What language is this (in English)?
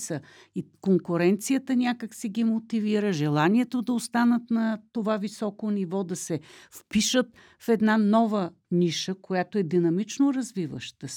Bulgarian